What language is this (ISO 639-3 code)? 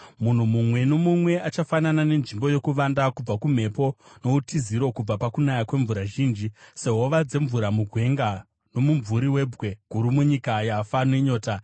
sna